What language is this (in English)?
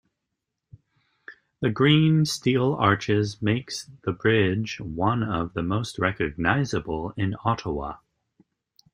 English